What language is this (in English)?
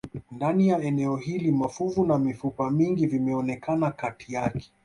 Swahili